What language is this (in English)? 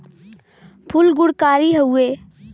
Bhojpuri